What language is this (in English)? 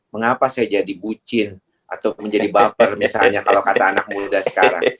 Indonesian